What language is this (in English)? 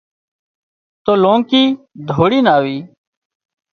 Wadiyara Koli